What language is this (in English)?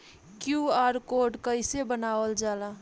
Bhojpuri